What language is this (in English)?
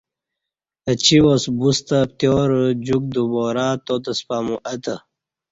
Kati